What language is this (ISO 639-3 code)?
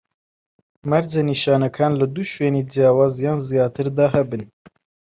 ckb